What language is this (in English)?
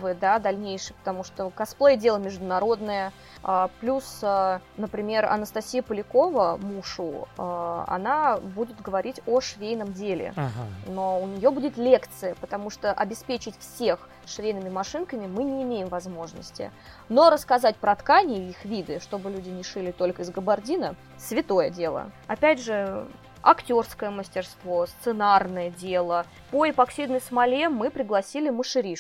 Russian